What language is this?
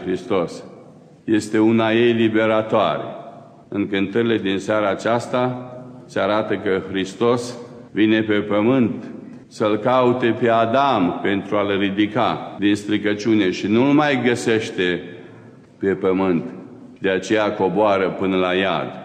Romanian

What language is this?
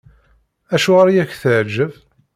Kabyle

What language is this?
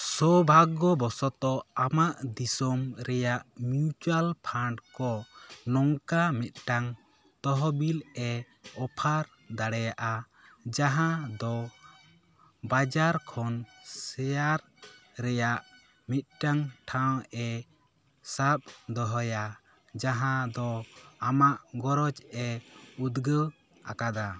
Santali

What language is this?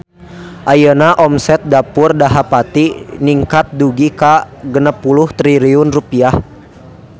Sundanese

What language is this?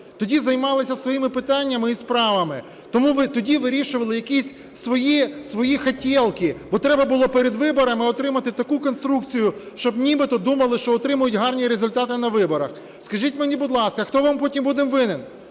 Ukrainian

